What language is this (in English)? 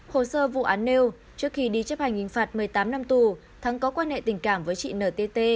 Vietnamese